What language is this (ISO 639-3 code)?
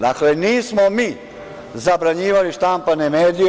srp